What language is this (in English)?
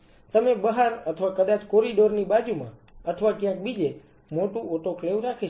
Gujarati